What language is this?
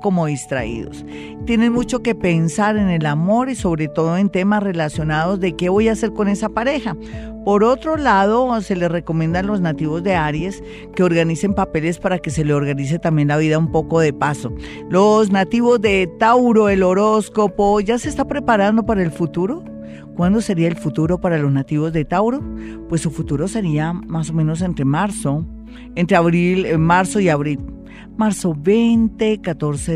Spanish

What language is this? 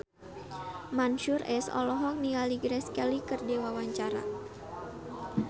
Sundanese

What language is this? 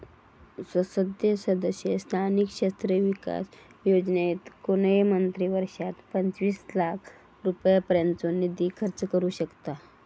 Marathi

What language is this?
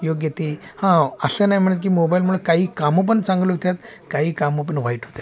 Marathi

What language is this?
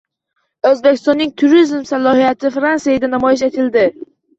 Uzbek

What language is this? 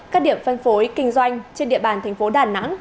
Vietnamese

